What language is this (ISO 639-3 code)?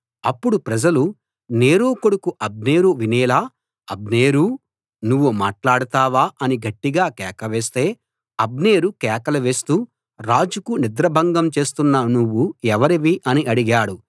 tel